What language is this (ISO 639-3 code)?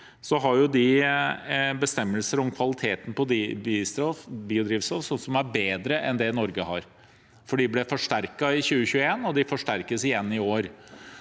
nor